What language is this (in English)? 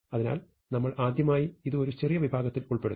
Malayalam